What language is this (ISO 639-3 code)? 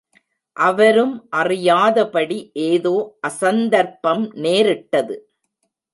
tam